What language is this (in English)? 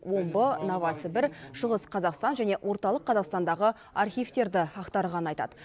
Kazakh